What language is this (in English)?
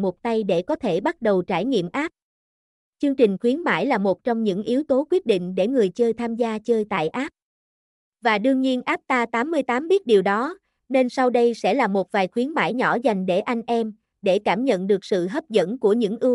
Vietnamese